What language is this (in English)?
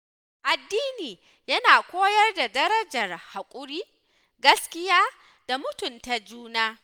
Hausa